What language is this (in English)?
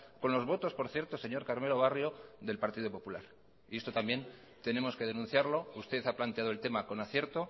Spanish